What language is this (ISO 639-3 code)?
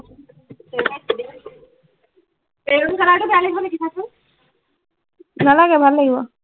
asm